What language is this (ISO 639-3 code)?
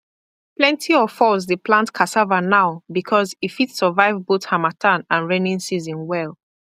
pcm